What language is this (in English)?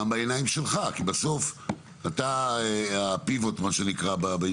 Hebrew